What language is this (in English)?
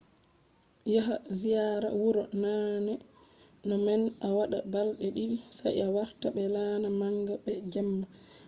Fula